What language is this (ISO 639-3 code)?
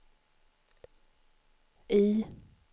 swe